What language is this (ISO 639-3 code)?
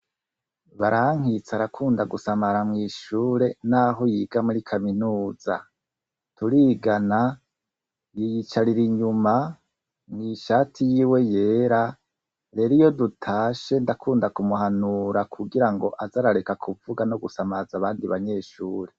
run